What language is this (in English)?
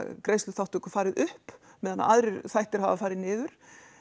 Icelandic